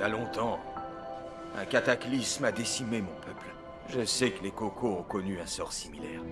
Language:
French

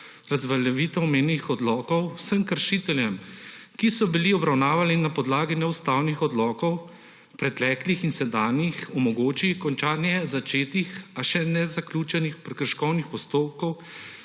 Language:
Slovenian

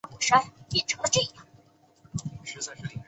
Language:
Chinese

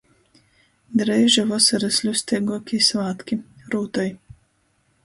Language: Latgalian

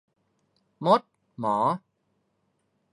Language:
Thai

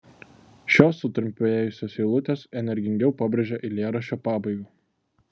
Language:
Lithuanian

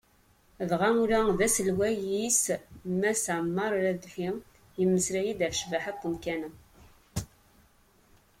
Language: Kabyle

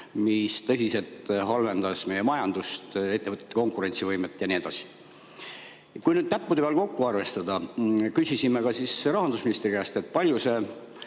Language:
Estonian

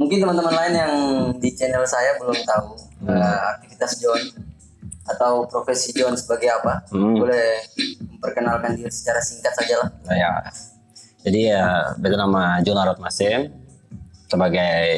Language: Indonesian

